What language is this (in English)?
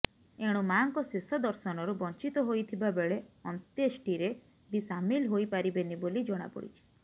Odia